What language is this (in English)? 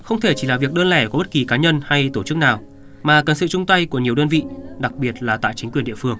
Vietnamese